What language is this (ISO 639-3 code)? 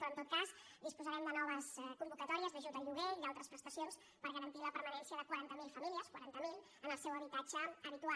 cat